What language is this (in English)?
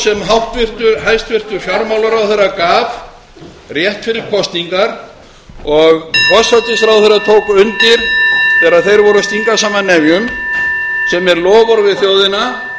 Icelandic